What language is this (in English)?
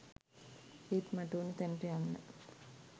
Sinhala